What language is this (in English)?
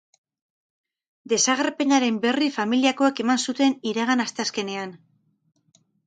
Basque